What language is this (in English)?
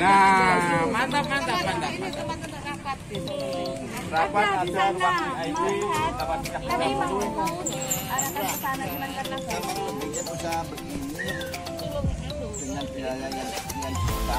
Indonesian